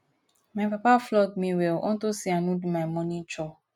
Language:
Nigerian Pidgin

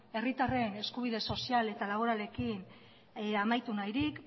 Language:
Basque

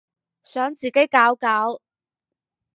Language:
Cantonese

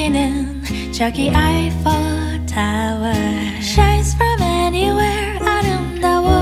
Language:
Korean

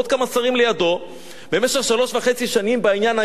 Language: Hebrew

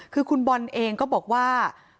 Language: Thai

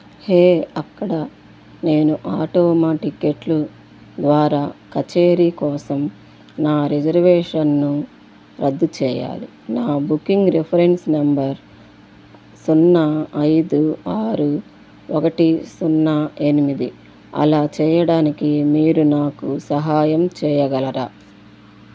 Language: Telugu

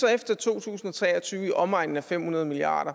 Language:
Danish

